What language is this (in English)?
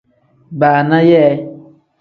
Tem